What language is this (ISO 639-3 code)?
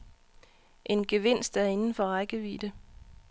dan